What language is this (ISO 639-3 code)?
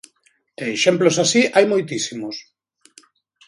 glg